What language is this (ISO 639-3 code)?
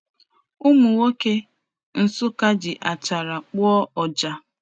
ibo